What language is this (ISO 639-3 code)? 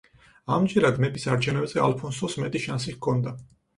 kat